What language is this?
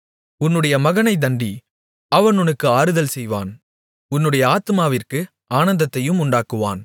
Tamil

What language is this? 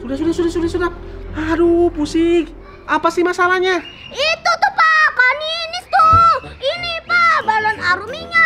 Indonesian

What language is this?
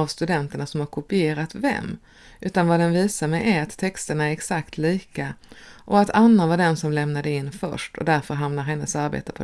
Swedish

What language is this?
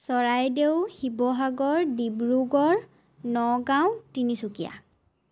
Assamese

